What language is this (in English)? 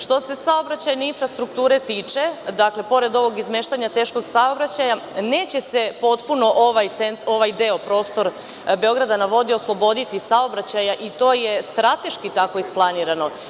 Serbian